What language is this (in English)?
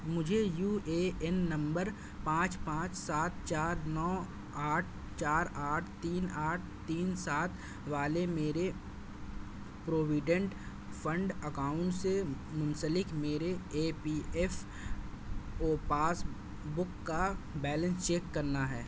Urdu